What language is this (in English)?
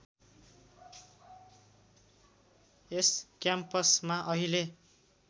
Nepali